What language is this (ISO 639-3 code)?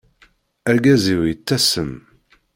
kab